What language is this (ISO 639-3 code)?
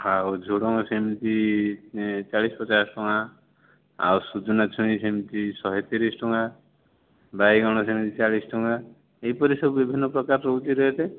ori